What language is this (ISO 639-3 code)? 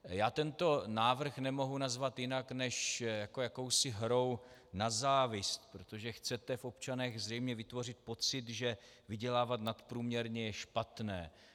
ces